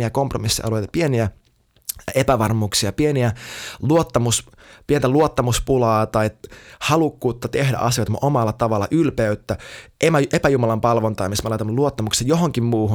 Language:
Finnish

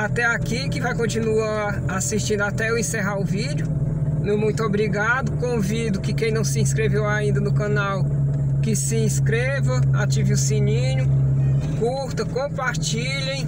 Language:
Portuguese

